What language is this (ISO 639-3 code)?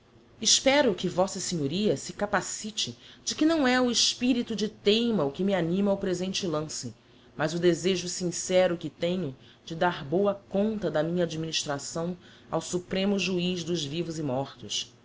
por